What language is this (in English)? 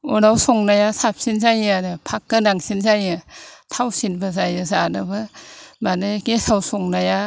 Bodo